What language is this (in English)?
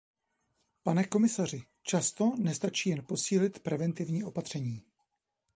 Czech